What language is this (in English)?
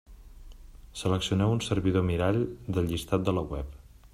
Catalan